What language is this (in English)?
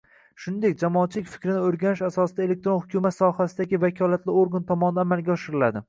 Uzbek